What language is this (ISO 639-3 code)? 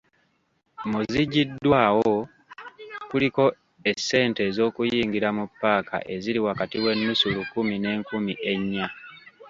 lug